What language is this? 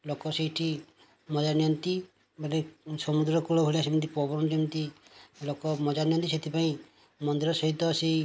Odia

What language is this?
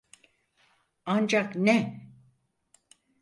Turkish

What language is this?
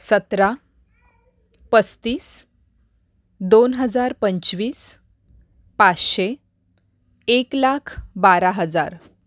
Marathi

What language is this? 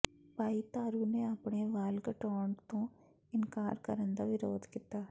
Punjabi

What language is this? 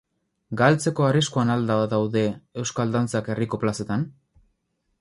Basque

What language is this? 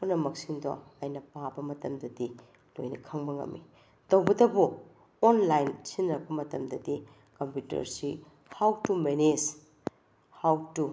Manipuri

